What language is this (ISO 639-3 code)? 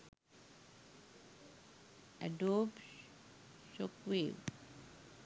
sin